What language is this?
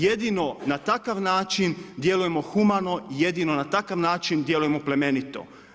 Croatian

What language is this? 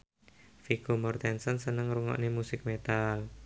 Javanese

